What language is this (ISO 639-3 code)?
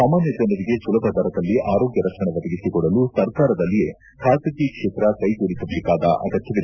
kan